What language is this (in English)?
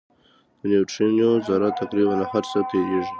Pashto